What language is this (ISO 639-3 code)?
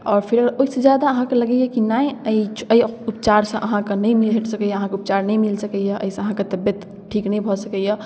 mai